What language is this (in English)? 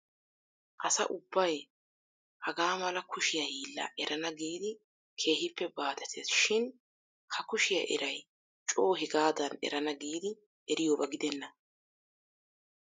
Wolaytta